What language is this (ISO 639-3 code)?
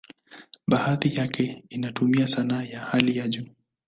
swa